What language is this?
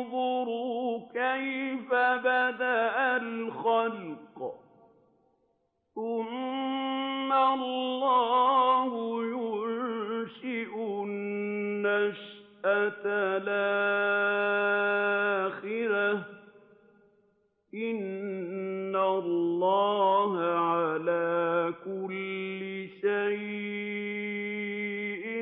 Arabic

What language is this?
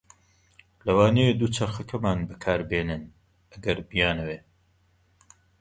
Central Kurdish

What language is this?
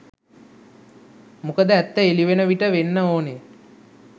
Sinhala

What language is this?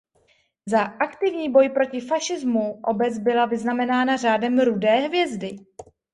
Czech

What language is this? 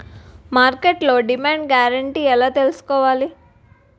Telugu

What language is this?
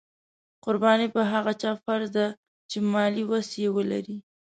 Pashto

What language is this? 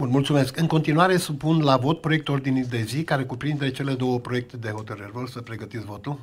Romanian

